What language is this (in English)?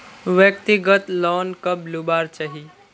Magahi